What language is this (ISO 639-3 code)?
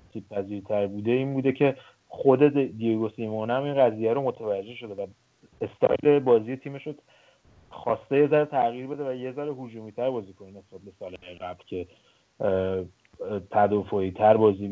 fas